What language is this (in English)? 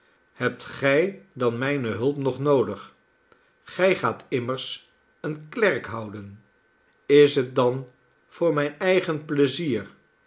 Dutch